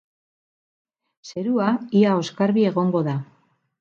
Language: Basque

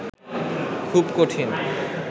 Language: Bangla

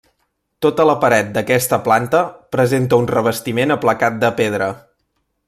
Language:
Catalan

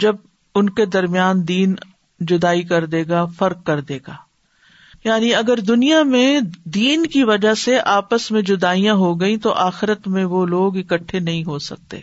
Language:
Urdu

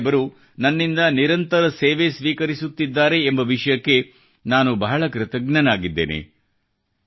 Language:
Kannada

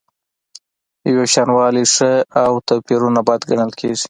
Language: Pashto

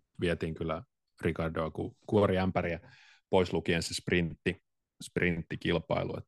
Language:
Finnish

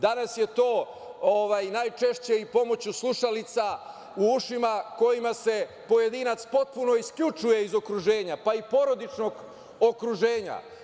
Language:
Serbian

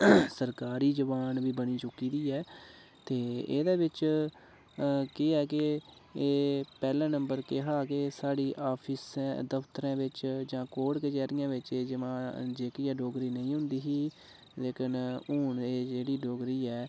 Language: Dogri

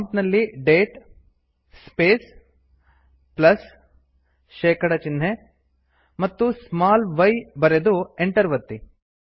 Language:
Kannada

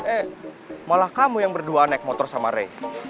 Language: Indonesian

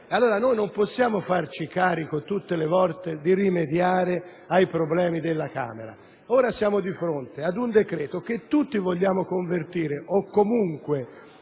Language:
Italian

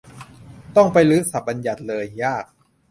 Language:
Thai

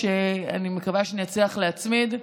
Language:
Hebrew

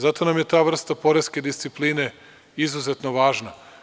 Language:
Serbian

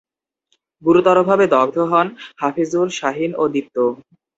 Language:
Bangla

